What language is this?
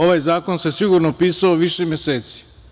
Serbian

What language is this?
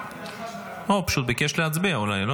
Hebrew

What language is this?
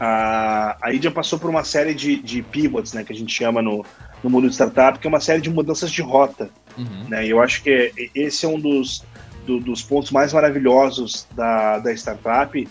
Portuguese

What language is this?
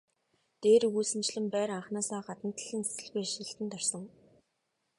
Mongolian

